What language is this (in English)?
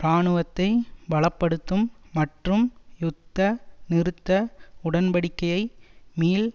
Tamil